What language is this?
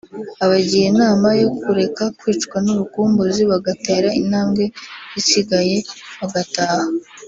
Kinyarwanda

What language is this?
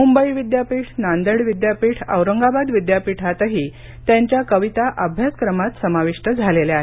Marathi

